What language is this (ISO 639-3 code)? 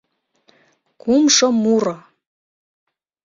chm